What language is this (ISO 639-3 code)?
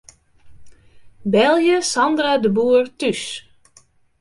fry